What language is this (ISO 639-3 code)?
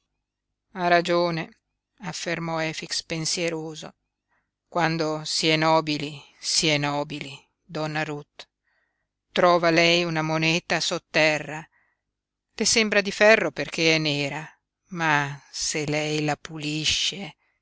ita